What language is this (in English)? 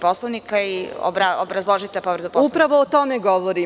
Serbian